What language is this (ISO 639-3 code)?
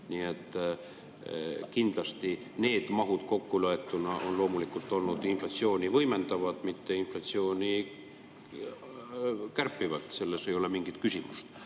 est